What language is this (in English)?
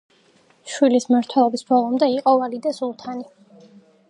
Georgian